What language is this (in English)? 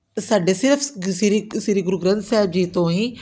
Punjabi